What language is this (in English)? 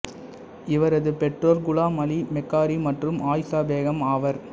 Tamil